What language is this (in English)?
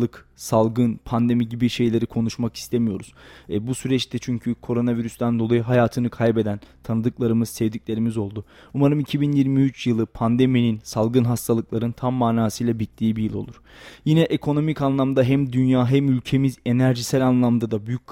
Turkish